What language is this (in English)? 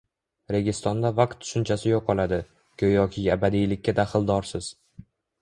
Uzbek